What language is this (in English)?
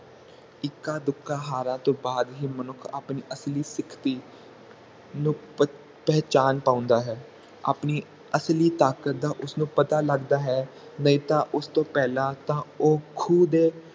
Punjabi